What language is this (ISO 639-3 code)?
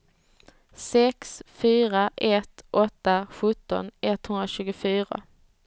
swe